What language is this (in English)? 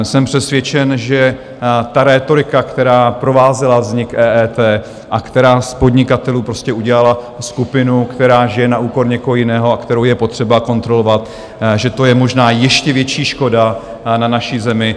Czech